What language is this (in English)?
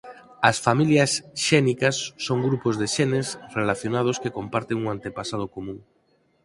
Galician